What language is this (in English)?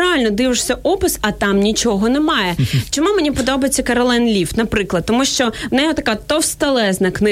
Ukrainian